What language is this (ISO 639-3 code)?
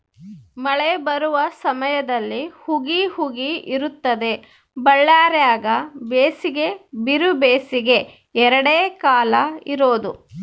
kan